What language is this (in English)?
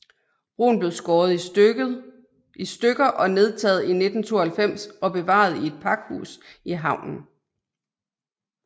Danish